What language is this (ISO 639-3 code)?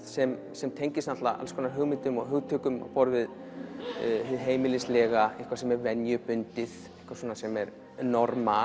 isl